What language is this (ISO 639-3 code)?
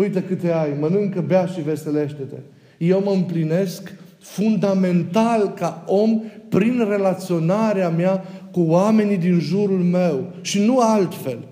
ron